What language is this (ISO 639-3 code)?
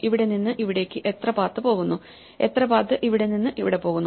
mal